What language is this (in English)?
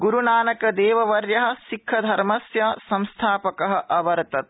Sanskrit